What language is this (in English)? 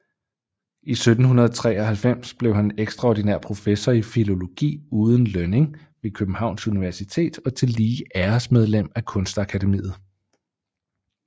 Danish